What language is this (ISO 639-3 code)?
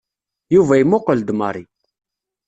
kab